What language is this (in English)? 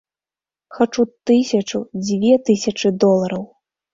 Belarusian